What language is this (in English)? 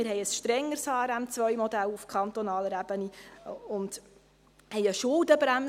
Swiss German